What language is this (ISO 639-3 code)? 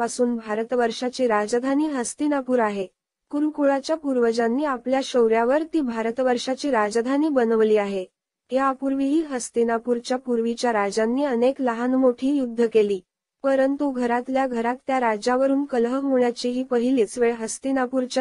ron